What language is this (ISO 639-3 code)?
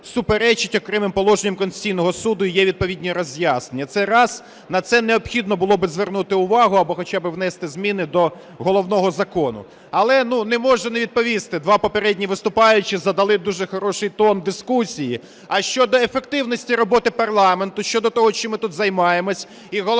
ukr